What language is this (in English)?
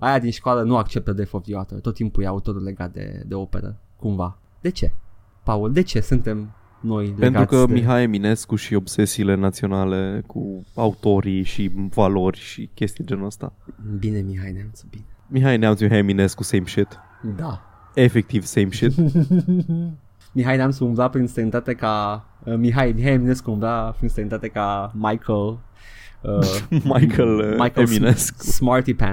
Romanian